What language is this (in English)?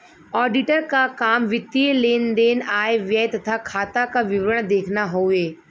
Bhojpuri